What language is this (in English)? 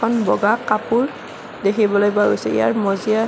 Assamese